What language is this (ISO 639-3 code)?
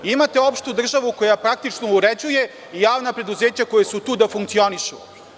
srp